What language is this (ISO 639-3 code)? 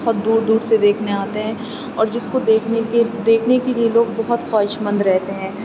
urd